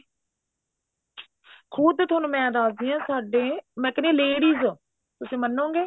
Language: Punjabi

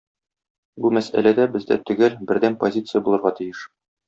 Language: Tatar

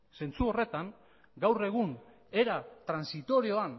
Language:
Basque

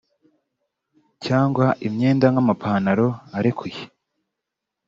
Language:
Kinyarwanda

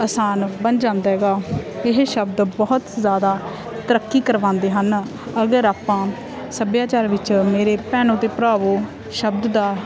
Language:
Punjabi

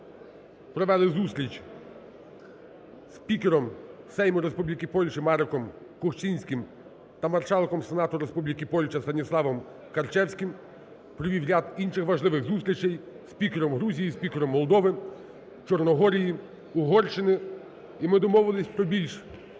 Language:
Ukrainian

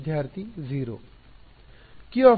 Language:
Kannada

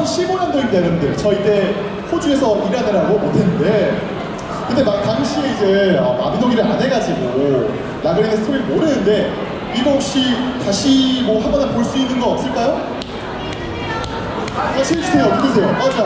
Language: Korean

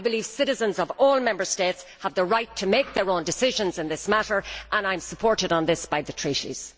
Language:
English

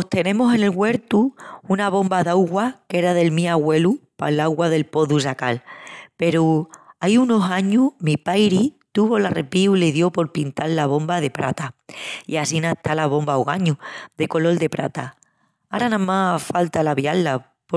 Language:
Extremaduran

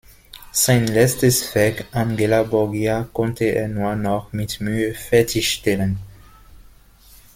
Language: German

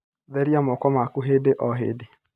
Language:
Kikuyu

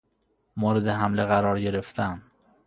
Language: Persian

